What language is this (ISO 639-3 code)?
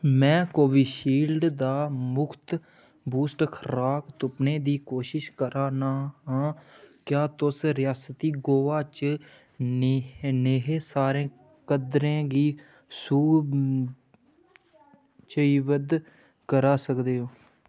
doi